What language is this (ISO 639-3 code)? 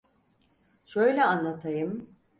tur